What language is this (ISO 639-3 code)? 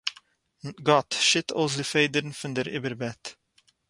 yid